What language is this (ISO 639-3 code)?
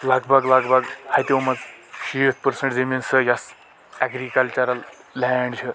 kas